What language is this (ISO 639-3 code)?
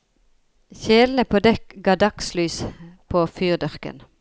nor